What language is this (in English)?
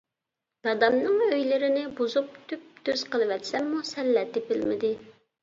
Uyghur